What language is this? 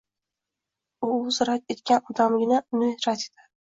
Uzbek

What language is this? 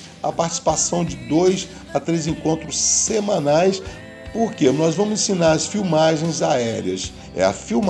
Portuguese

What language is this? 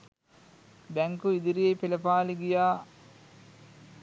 Sinhala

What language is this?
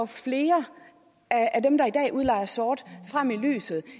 Danish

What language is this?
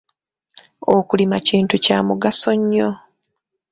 Ganda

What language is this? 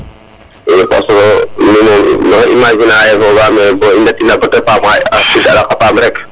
Serer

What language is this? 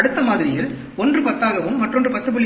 Tamil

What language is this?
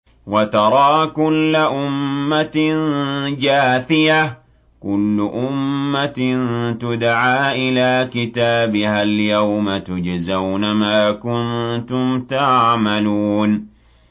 Arabic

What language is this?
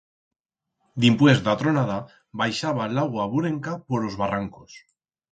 Aragonese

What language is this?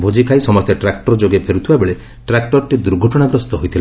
Odia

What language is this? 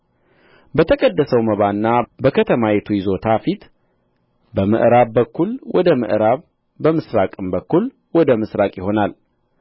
Amharic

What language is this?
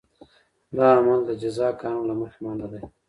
Pashto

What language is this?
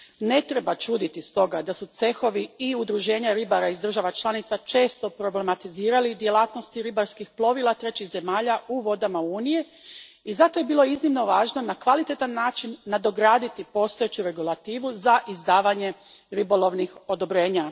Croatian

